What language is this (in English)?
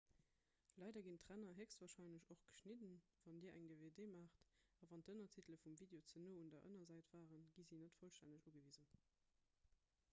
Luxembourgish